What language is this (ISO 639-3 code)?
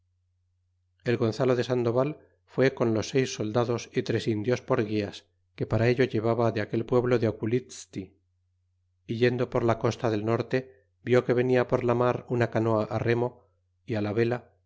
spa